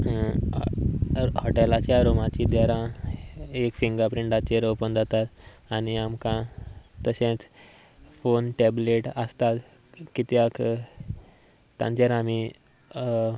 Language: Konkani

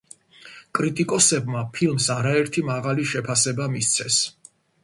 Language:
Georgian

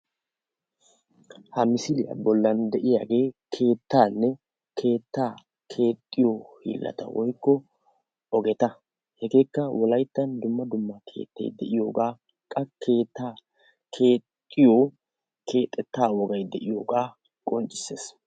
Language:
Wolaytta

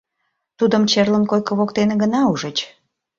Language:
Mari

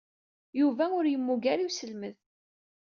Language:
Kabyle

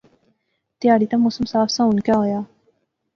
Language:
Pahari-Potwari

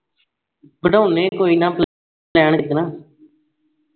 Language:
Punjabi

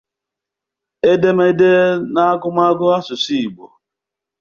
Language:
Igbo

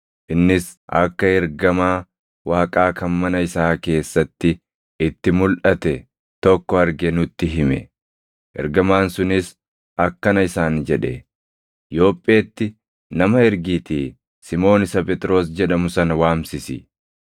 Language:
Oromo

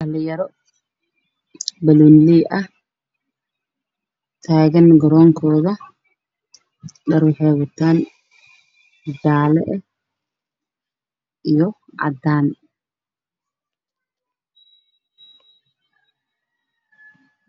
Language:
Somali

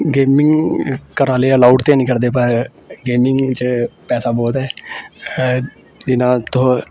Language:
Dogri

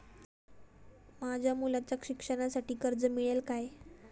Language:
Marathi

